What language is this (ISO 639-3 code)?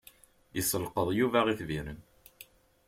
kab